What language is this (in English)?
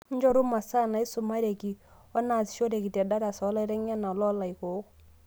Masai